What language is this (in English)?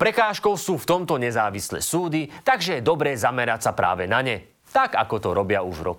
Slovak